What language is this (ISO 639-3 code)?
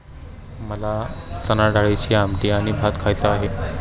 mar